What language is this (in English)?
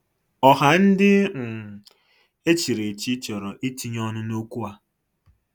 Igbo